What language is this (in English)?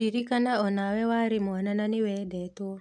Kikuyu